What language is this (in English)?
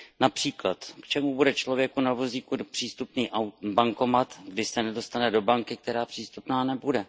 Czech